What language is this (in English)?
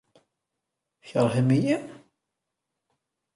Kabyle